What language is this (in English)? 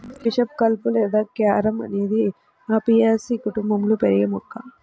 Telugu